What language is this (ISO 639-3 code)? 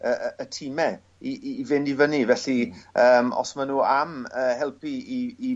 cym